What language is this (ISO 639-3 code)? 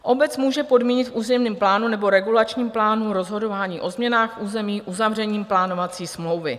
ces